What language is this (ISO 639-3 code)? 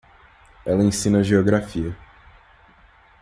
por